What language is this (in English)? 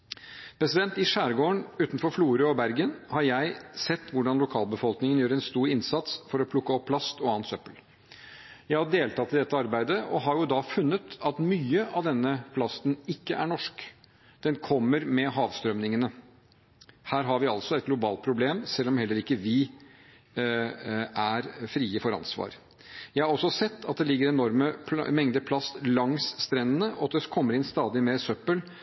Norwegian Bokmål